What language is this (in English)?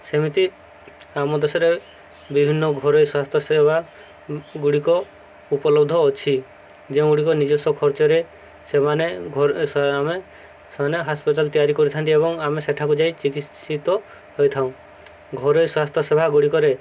Odia